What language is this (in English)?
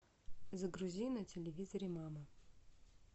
Russian